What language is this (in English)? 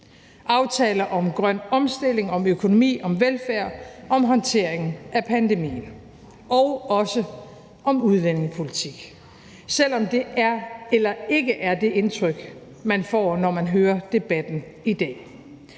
Danish